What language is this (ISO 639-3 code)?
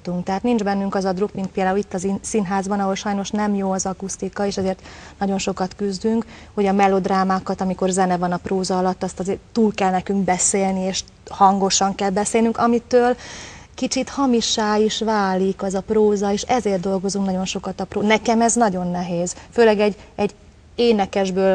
hun